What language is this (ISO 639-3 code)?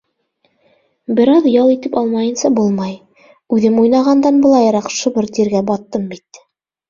bak